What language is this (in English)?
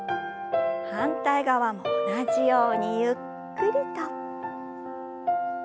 Japanese